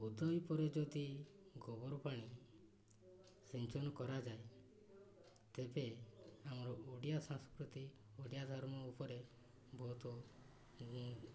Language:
Odia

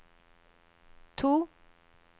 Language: Norwegian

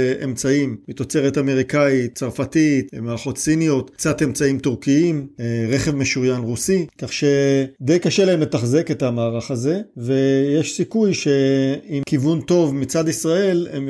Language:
Hebrew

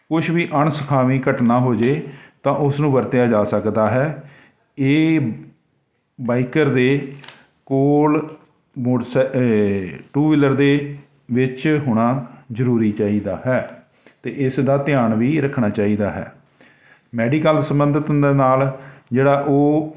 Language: Punjabi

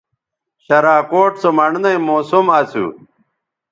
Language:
Bateri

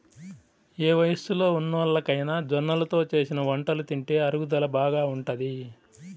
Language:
Telugu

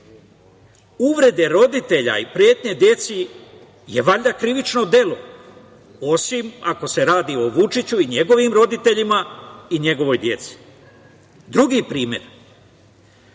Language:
Serbian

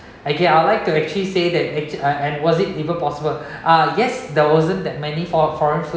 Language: English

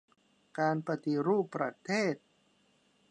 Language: Thai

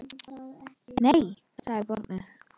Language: Icelandic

